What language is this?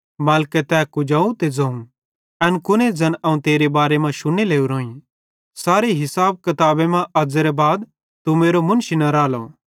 Bhadrawahi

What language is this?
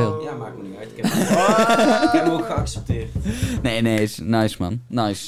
Dutch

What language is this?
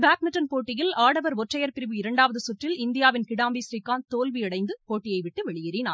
Tamil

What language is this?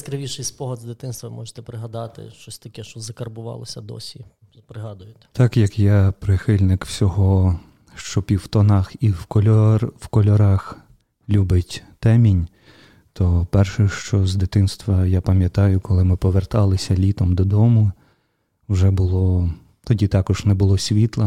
Ukrainian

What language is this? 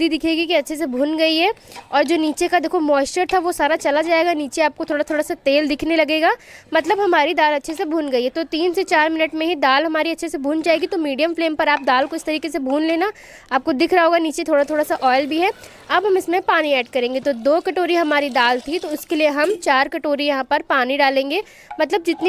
Hindi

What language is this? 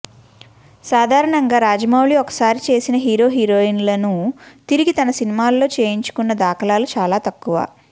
Telugu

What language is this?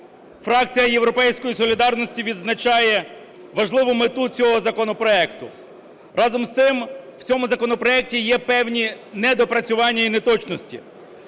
Ukrainian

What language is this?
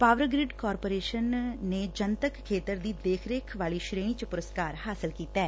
Punjabi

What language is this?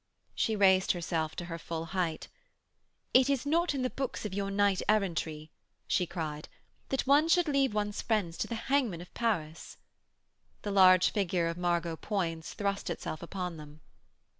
English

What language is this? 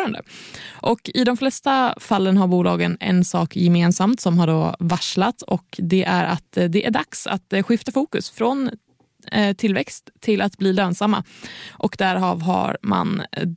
Swedish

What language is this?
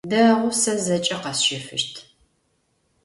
Adyghe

